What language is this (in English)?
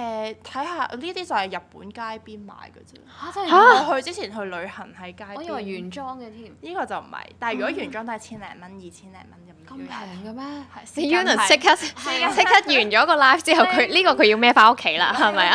Chinese